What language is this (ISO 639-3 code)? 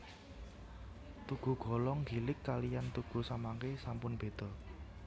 jav